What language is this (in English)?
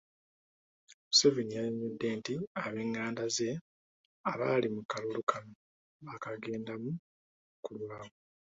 Ganda